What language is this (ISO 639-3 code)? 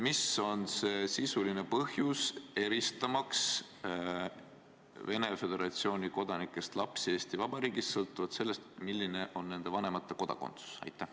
est